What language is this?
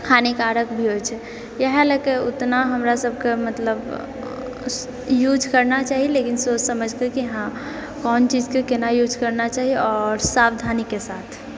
Maithili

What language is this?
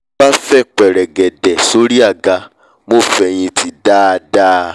Yoruba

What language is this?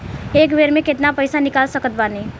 Bhojpuri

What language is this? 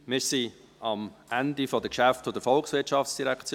Swiss German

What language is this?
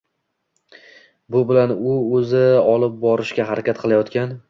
Uzbek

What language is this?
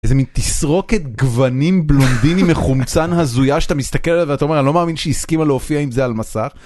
Hebrew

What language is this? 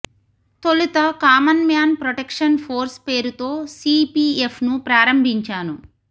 Telugu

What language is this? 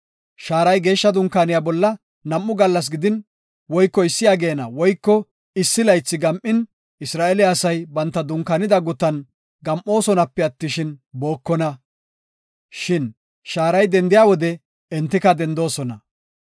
Gofa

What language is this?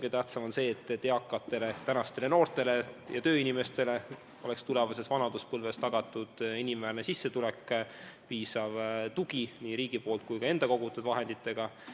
Estonian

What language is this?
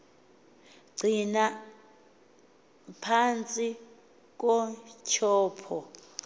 Xhosa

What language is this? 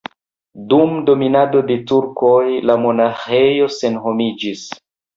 Esperanto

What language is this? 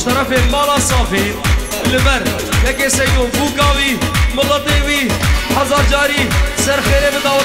Arabic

